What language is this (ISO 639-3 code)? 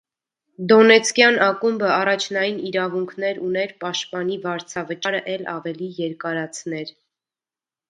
hye